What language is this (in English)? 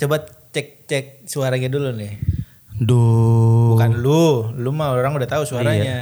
Indonesian